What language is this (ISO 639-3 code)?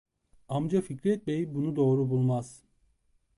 tur